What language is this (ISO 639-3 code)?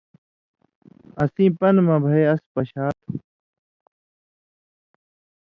mvy